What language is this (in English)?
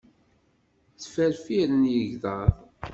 Kabyle